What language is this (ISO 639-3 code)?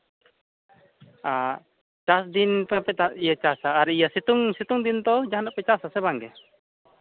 sat